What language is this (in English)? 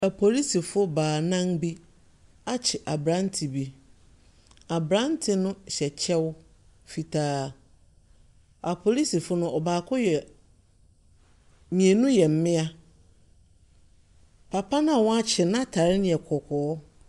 Akan